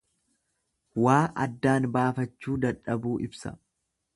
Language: Oromo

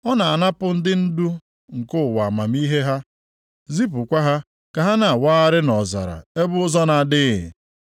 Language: Igbo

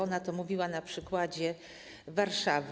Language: Polish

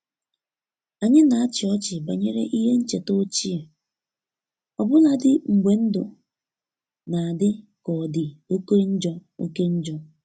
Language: Igbo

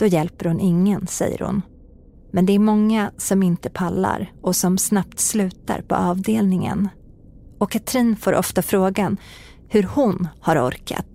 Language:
Swedish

